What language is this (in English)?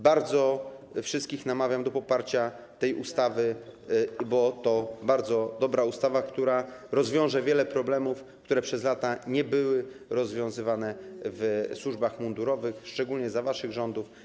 Polish